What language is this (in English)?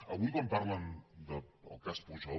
Catalan